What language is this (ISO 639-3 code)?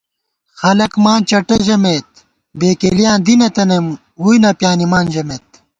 gwt